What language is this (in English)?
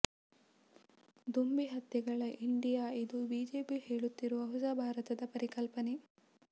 Kannada